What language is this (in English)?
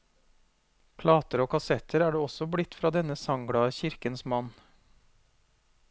Norwegian